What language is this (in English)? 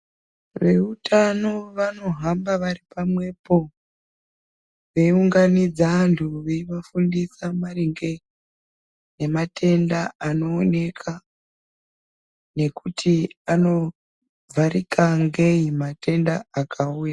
Ndau